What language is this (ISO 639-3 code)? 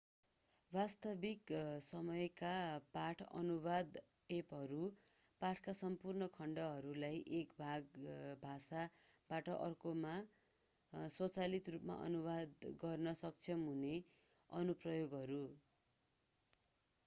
nep